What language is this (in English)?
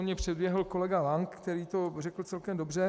Czech